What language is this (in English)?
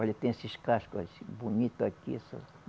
Portuguese